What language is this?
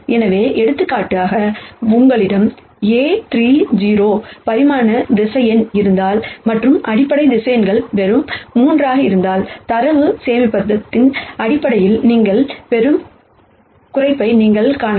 Tamil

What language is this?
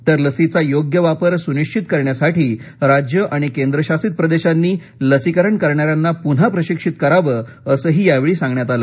Marathi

